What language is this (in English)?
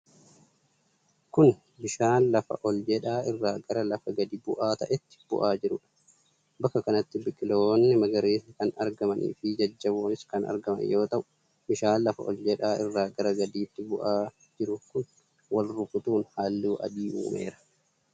Oromo